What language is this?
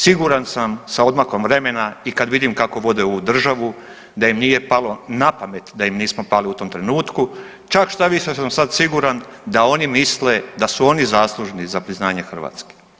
Croatian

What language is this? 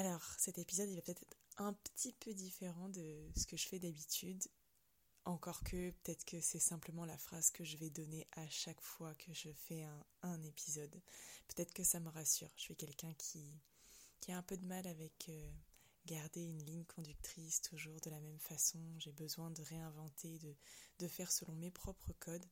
French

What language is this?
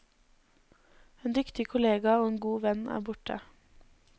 Norwegian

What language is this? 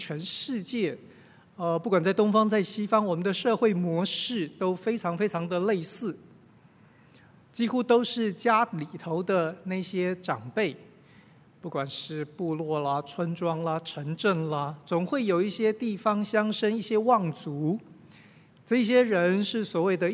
Chinese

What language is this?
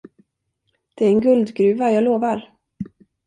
Swedish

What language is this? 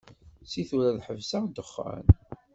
Kabyle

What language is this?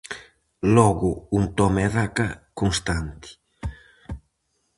Galician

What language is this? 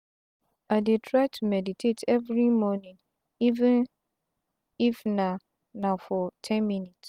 Nigerian Pidgin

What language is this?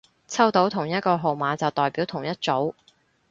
Cantonese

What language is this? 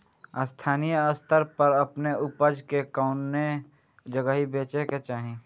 Bhojpuri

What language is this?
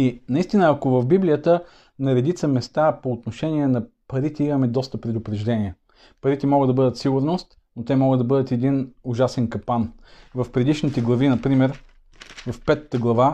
Bulgarian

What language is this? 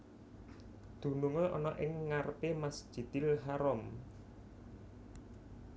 Javanese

